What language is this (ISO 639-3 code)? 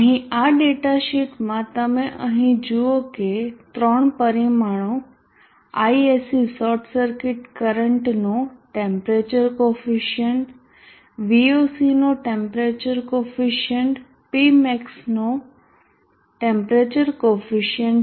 guj